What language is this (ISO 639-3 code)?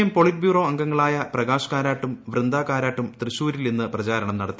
mal